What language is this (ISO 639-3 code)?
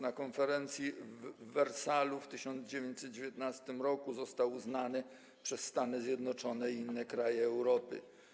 pol